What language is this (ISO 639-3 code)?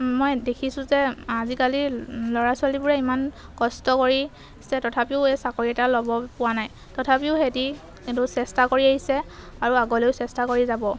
asm